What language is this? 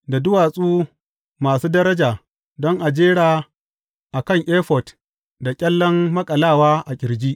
Hausa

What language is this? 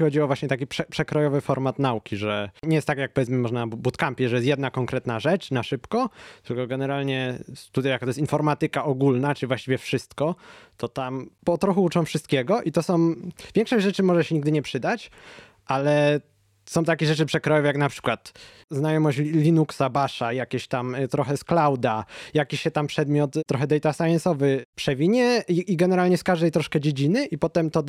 Polish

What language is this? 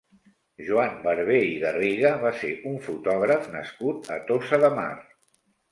Catalan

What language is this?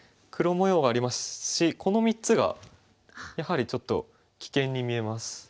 Japanese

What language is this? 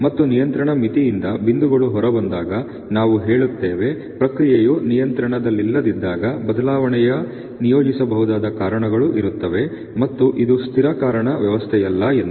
Kannada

